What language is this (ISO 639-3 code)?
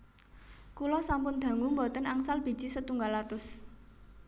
jav